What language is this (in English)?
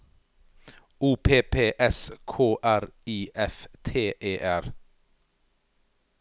Norwegian